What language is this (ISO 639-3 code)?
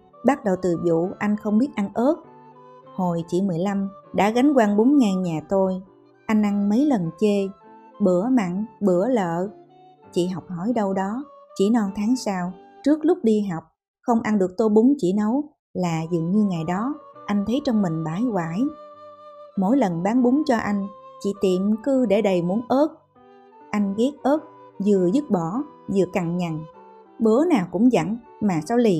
vie